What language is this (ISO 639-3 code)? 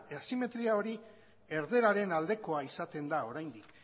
eus